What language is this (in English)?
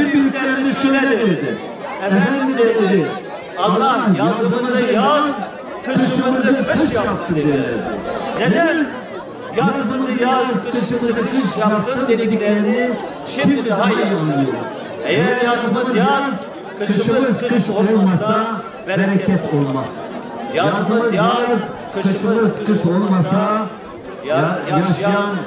Turkish